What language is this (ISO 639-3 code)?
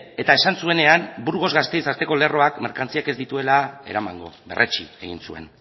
eus